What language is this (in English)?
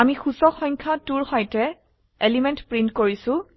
Assamese